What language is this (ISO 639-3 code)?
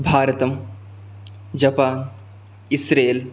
san